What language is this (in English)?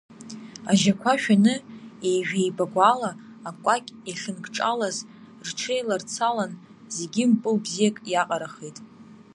Abkhazian